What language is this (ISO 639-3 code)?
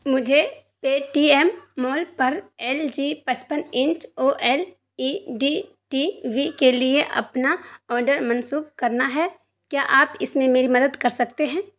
urd